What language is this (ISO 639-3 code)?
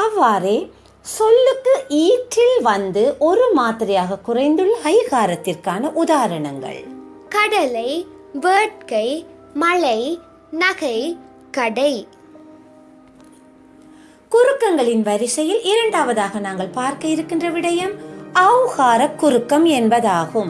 tam